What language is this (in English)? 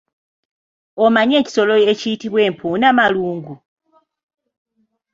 Ganda